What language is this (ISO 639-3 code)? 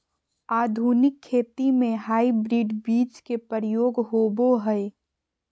mag